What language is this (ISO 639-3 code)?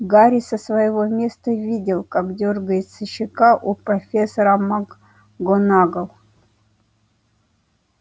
rus